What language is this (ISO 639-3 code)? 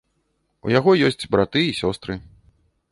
bel